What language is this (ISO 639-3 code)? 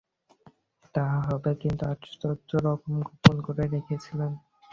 ben